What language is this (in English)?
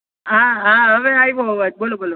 Gujarati